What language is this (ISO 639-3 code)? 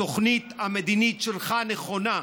heb